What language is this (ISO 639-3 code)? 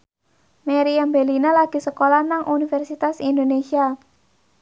jav